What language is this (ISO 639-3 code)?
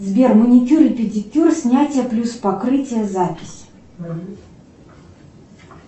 rus